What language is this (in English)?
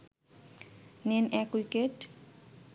Bangla